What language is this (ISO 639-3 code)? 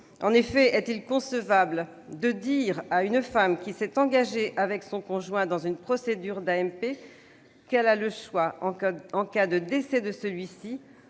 fra